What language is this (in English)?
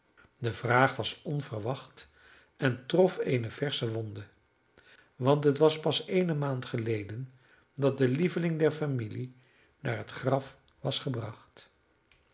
Dutch